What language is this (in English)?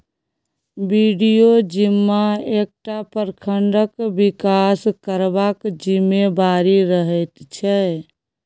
Maithili